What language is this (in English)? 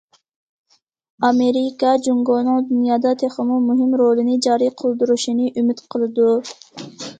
Uyghur